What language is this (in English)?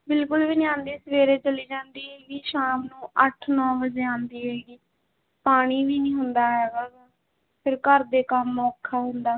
Punjabi